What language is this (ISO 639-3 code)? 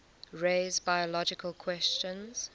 eng